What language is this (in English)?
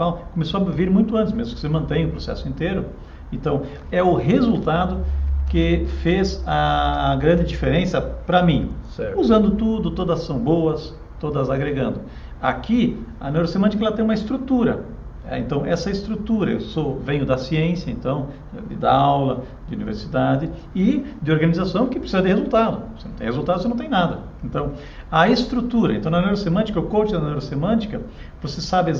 Portuguese